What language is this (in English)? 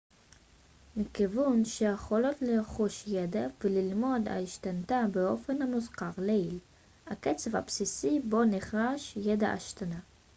Hebrew